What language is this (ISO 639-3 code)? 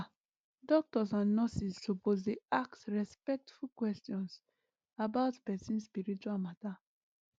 pcm